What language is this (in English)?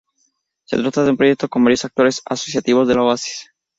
Spanish